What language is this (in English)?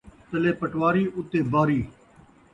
Saraiki